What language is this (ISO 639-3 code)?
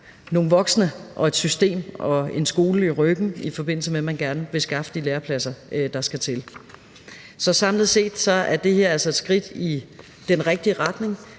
dan